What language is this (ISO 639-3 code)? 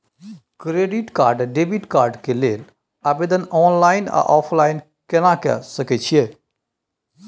mai